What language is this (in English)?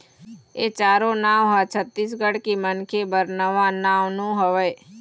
Chhattisgarhi